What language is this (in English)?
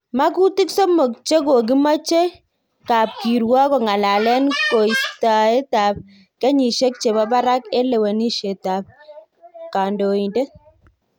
Kalenjin